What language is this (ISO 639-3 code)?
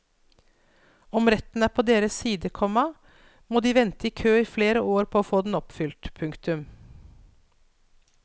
nor